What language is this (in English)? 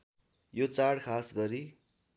Nepali